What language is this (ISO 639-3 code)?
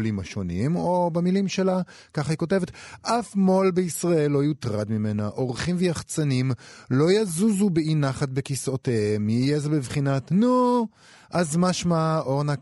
heb